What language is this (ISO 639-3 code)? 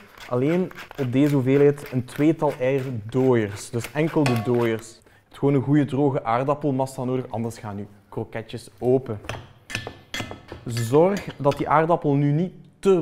nld